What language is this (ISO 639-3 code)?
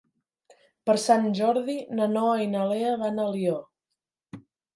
cat